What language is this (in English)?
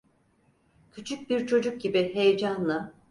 Turkish